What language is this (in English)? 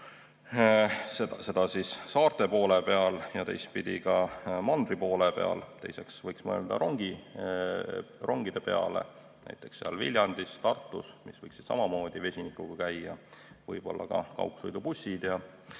Estonian